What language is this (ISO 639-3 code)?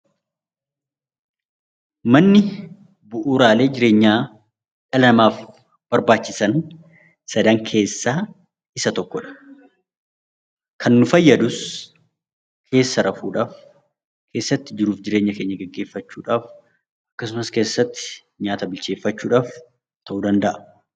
orm